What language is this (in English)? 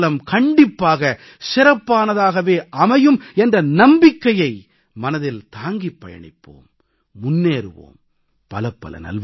Tamil